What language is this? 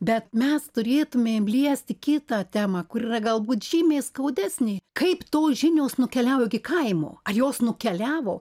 Lithuanian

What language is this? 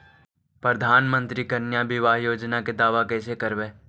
Magahi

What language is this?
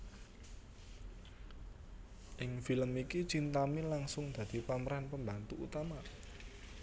Javanese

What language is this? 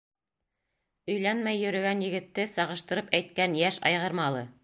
Bashkir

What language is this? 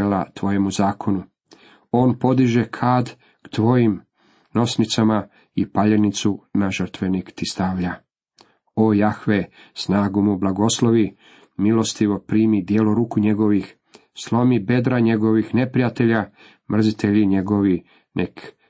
Croatian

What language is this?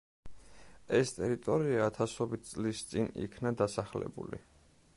Georgian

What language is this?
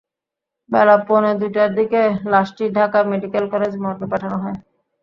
Bangla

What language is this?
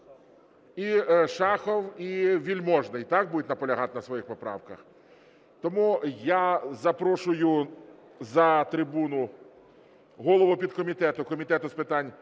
Ukrainian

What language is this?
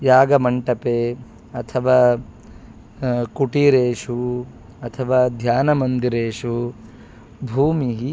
Sanskrit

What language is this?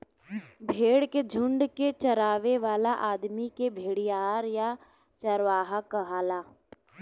Bhojpuri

